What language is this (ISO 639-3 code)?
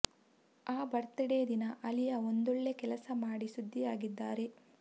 kan